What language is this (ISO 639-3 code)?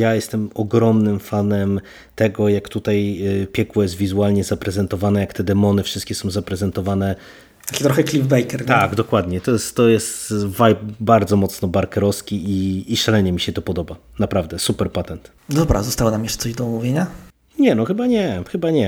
pol